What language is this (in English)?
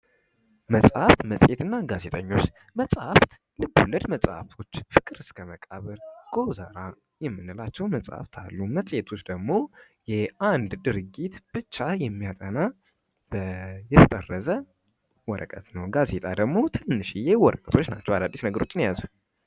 Amharic